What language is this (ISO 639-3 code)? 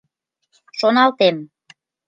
chm